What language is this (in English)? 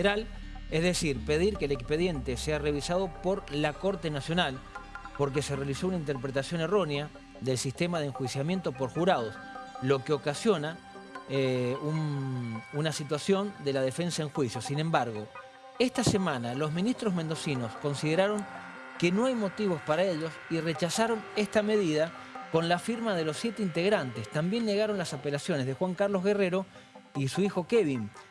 Spanish